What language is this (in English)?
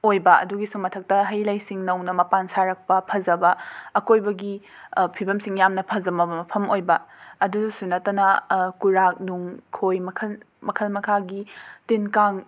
Manipuri